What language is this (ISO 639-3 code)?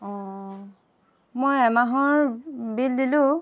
asm